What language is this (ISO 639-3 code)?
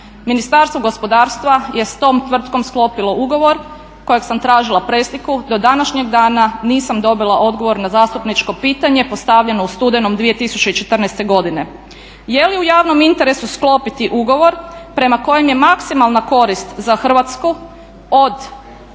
hrv